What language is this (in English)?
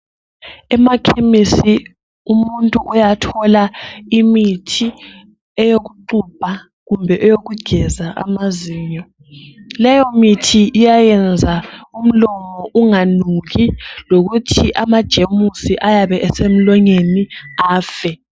North Ndebele